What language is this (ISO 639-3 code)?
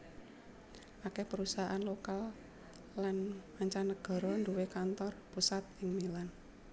jav